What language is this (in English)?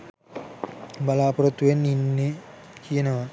Sinhala